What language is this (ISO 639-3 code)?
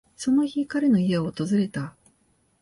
jpn